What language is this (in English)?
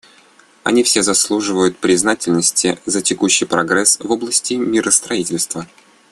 Russian